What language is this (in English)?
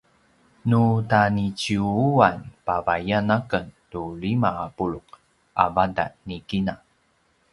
Paiwan